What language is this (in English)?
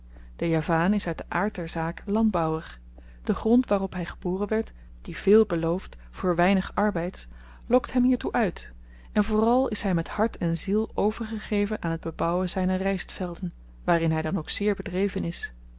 Dutch